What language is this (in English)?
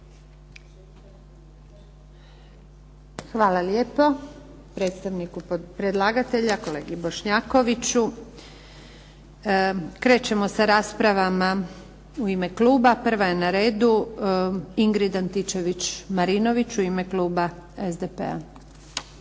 Croatian